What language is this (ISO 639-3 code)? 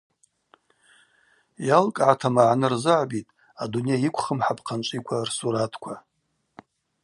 abq